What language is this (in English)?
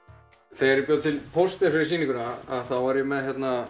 Icelandic